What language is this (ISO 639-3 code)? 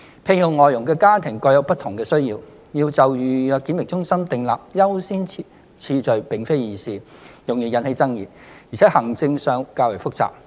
yue